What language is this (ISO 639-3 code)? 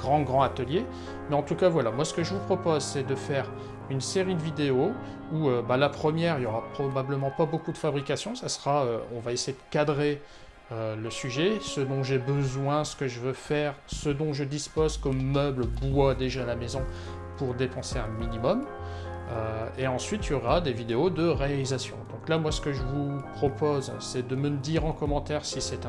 fra